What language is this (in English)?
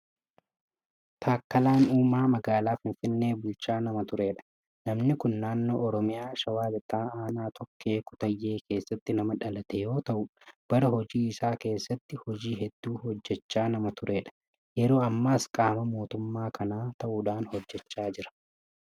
Oromo